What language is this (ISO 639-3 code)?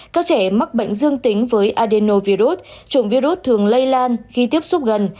vie